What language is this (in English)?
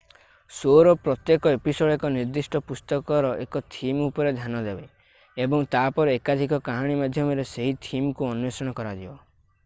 Odia